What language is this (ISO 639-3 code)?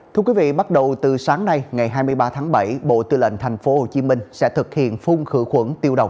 vie